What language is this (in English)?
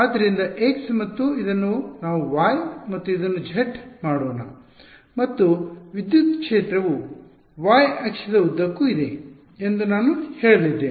Kannada